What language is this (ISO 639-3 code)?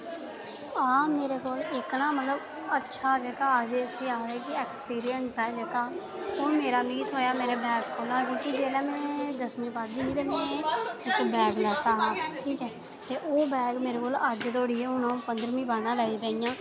doi